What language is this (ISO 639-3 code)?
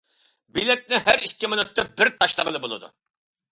uig